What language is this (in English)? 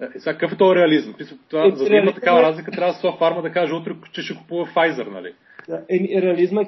Bulgarian